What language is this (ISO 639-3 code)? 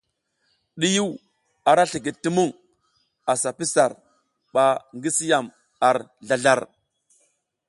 giz